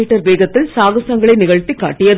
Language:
Tamil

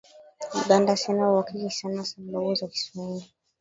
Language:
Swahili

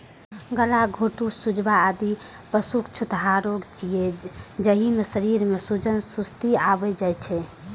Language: Maithili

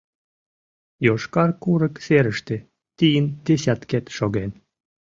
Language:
Mari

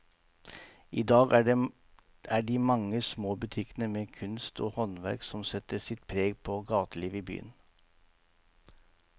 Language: Norwegian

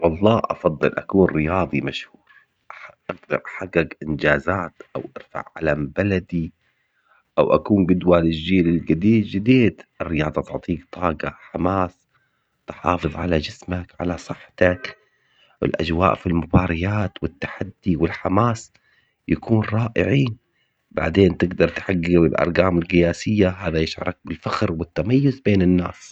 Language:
Omani Arabic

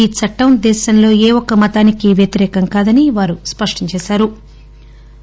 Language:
Telugu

